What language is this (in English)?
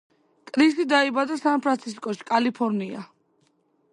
Georgian